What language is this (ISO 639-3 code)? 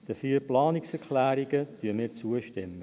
gsw